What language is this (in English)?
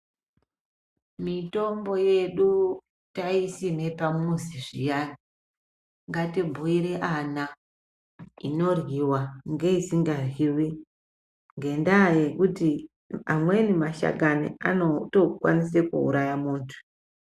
Ndau